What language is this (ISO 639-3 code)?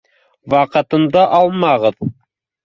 bak